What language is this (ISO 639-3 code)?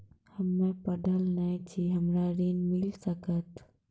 mai